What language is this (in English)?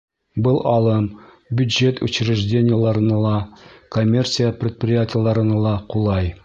Bashkir